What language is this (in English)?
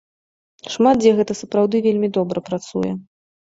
Belarusian